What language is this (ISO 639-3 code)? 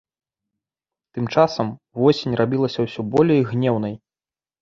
bel